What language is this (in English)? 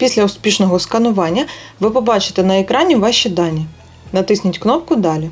Ukrainian